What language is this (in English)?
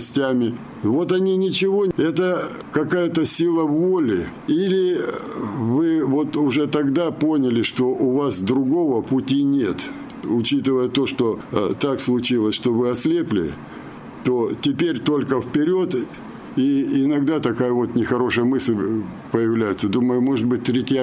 Russian